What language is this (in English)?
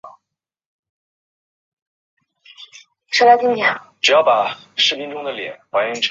Chinese